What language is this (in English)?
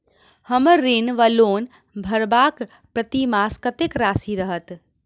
Maithili